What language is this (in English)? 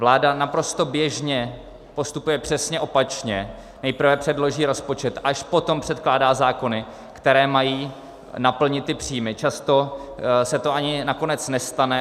Czech